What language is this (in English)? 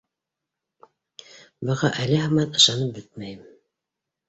Bashkir